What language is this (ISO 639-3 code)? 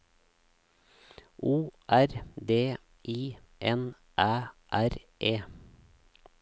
nor